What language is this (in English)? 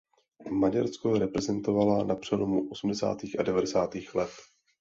Czech